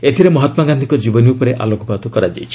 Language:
Odia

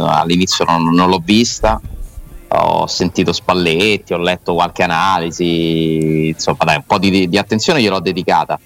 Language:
Italian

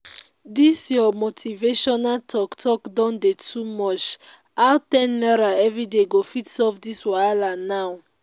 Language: Nigerian Pidgin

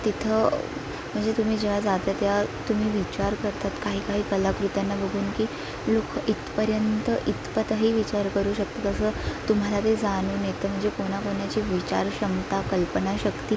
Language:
Marathi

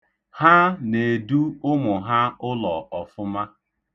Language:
Igbo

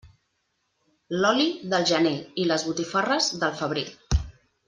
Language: Catalan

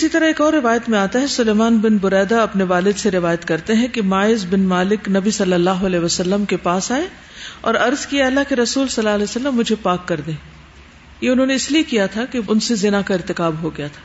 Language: Urdu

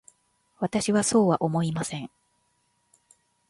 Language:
Japanese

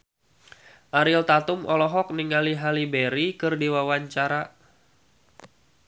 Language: Sundanese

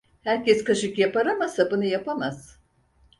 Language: Turkish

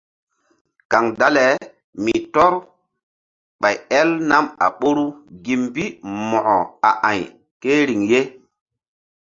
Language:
Mbum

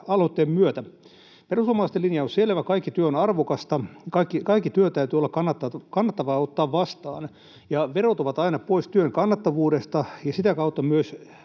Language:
Finnish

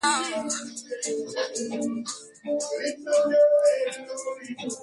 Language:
Swahili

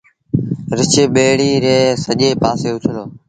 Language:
Sindhi Bhil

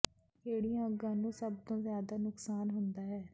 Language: Punjabi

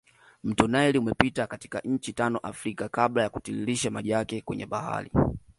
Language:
Swahili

